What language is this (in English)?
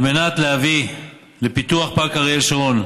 Hebrew